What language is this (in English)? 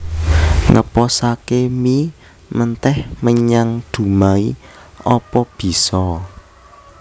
Javanese